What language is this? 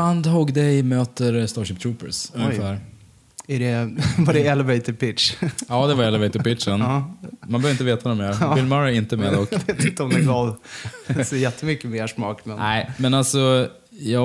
Swedish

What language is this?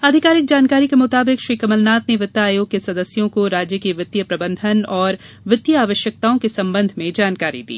Hindi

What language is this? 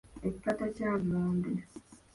Ganda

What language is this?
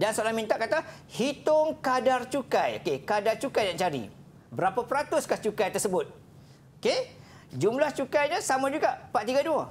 Malay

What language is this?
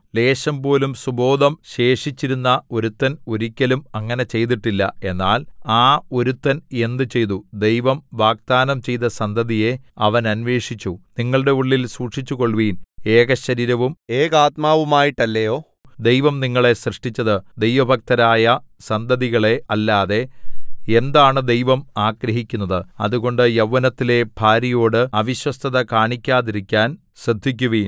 Malayalam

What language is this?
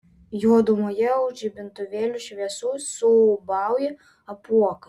Lithuanian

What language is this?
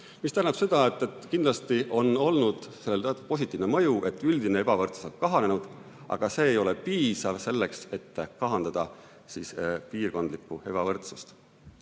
Estonian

